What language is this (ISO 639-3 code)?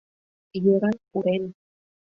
chm